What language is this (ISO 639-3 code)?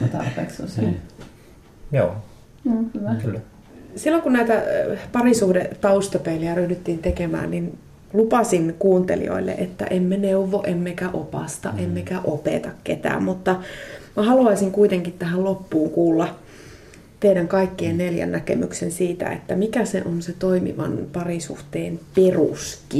fin